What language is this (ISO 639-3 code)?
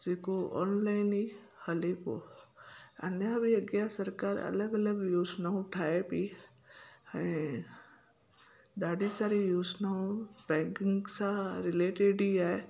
snd